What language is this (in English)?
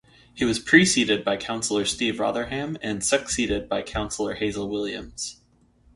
English